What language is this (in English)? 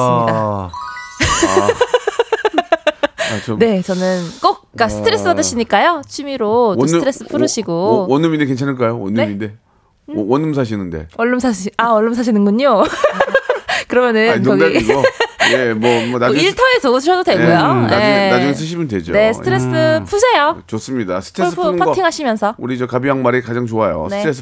Korean